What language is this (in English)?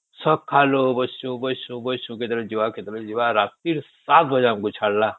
Odia